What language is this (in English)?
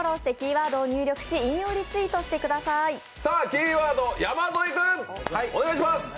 Japanese